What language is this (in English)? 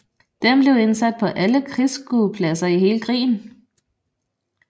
Danish